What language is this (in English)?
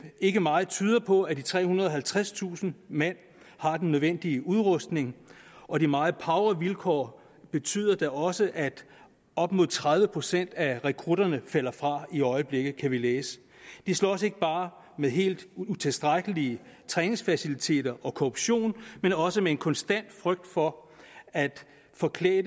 Danish